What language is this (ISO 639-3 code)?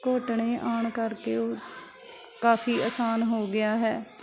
pan